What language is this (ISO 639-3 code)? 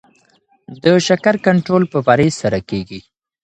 pus